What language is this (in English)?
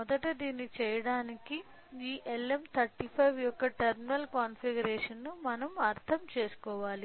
Telugu